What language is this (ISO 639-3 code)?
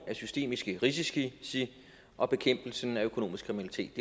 dan